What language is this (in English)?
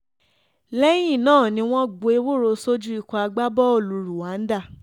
Yoruba